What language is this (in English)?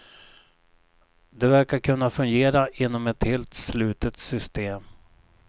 Swedish